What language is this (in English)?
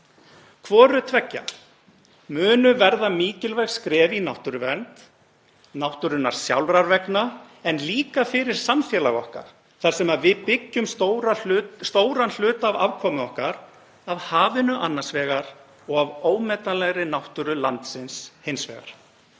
Icelandic